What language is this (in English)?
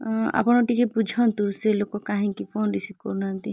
Odia